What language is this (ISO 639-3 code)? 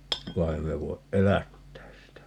fin